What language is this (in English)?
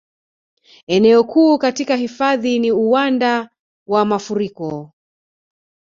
Swahili